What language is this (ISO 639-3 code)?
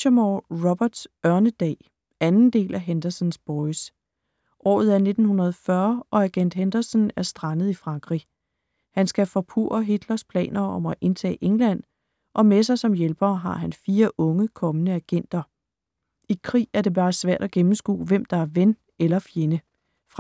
dan